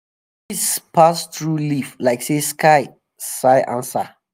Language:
Nigerian Pidgin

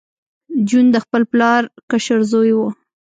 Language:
Pashto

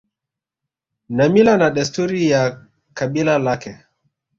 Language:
Swahili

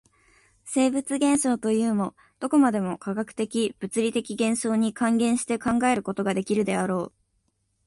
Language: Japanese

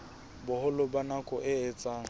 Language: Southern Sotho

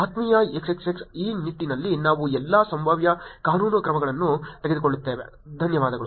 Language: Kannada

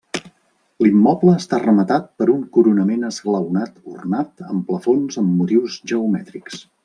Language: Catalan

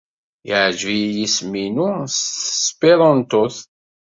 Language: Kabyle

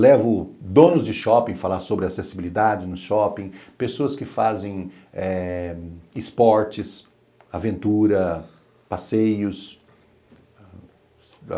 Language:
Portuguese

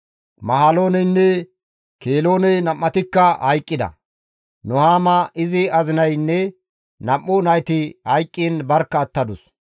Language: Gamo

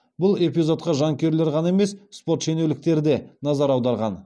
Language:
Kazakh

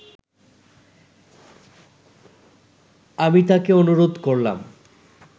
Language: Bangla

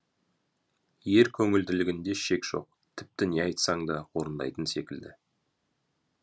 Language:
Kazakh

